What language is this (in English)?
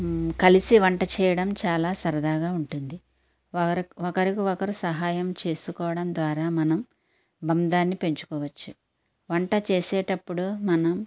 Telugu